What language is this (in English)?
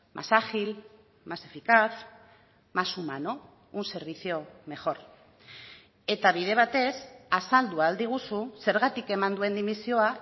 Basque